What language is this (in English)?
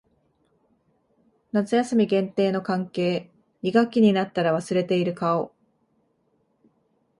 Japanese